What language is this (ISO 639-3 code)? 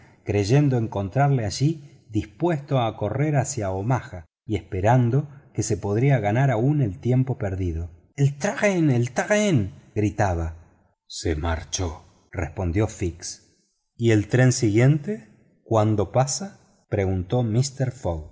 spa